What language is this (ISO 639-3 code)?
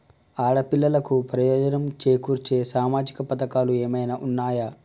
tel